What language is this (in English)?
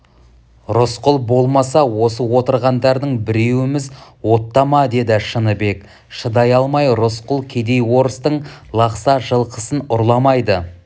Kazakh